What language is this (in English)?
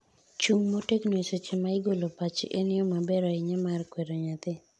Luo (Kenya and Tanzania)